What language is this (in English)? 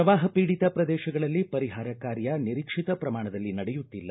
Kannada